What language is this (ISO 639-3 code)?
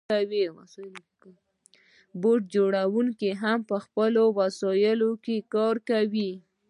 pus